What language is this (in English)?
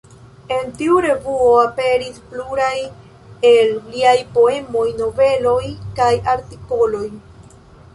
Esperanto